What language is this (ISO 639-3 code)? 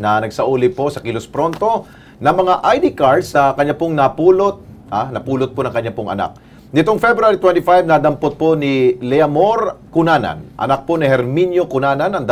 fil